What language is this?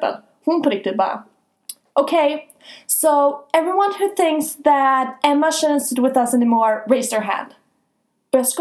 Swedish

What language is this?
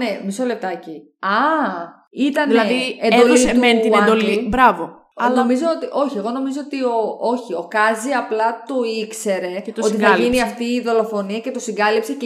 Greek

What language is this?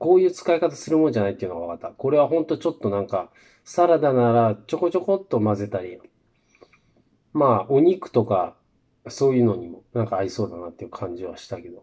Japanese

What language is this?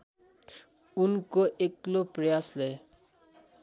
Nepali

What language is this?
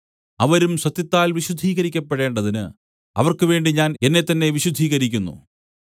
Malayalam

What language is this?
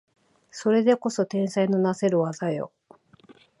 Japanese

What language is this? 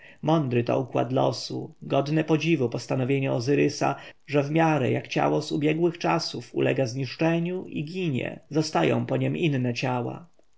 Polish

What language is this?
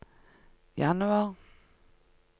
Norwegian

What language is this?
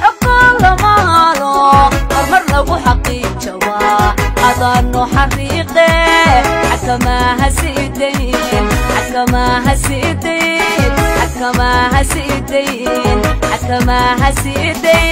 Arabic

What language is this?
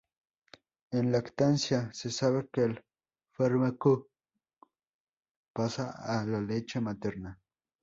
Spanish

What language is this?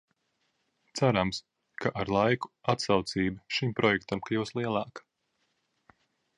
Latvian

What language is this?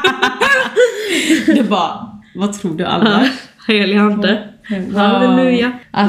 Swedish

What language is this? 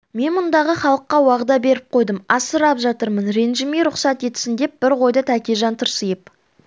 Kazakh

